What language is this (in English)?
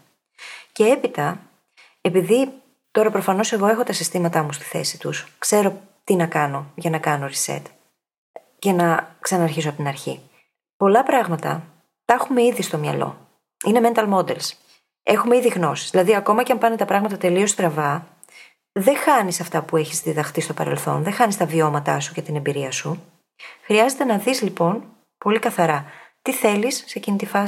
Greek